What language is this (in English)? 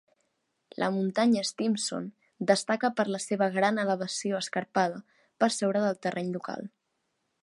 Catalan